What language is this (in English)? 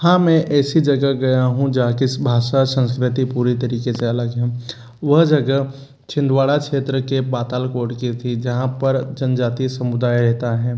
Hindi